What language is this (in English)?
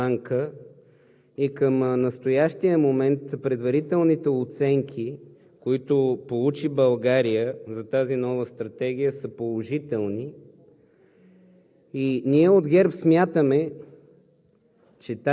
Bulgarian